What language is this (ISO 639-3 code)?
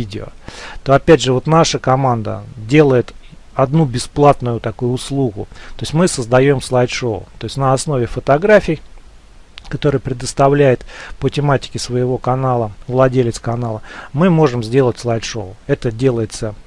rus